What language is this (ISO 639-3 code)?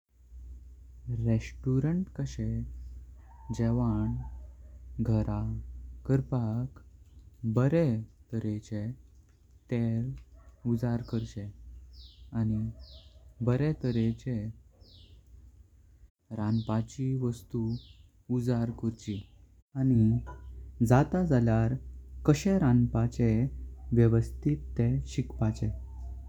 kok